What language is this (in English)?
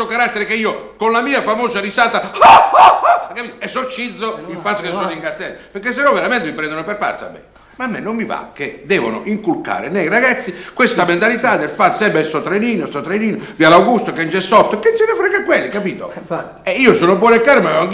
Italian